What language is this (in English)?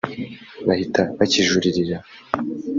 Kinyarwanda